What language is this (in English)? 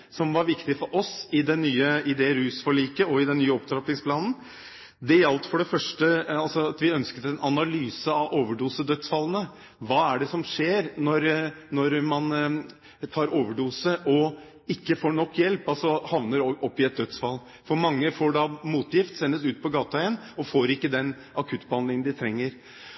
Norwegian Bokmål